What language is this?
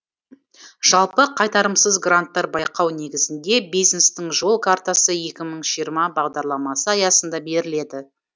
Kazakh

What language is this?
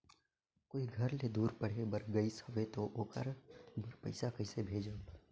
Chhattisgarhi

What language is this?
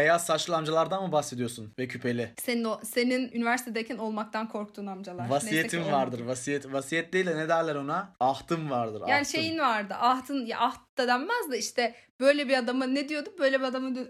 Turkish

